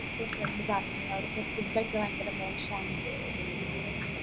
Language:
Malayalam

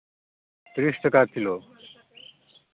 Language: Santali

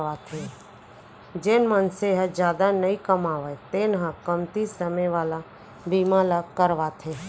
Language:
Chhattisgarhi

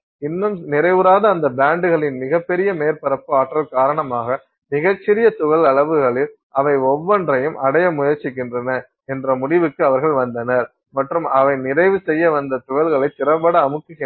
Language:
Tamil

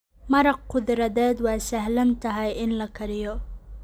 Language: Somali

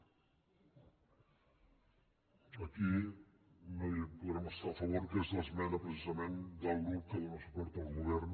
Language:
Catalan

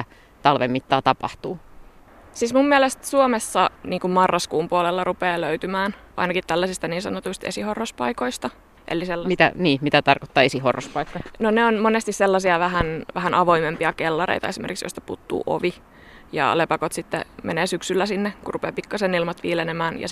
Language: Finnish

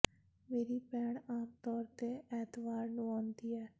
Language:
Punjabi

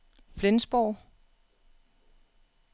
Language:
Danish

